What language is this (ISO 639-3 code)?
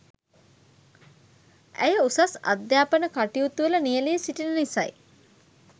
sin